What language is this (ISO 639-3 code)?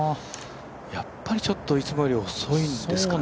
jpn